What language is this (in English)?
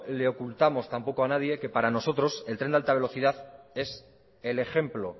Spanish